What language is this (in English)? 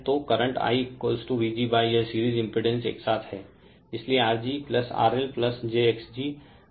Hindi